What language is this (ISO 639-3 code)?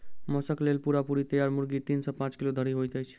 mai